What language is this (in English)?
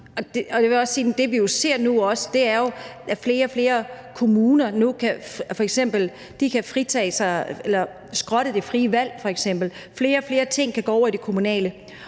Danish